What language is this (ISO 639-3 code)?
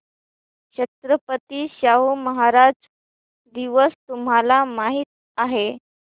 mar